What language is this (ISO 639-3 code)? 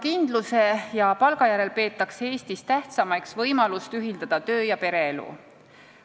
est